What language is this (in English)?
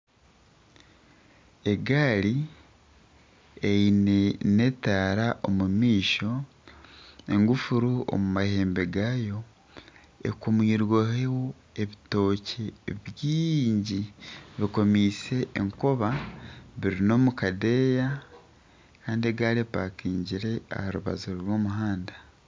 Nyankole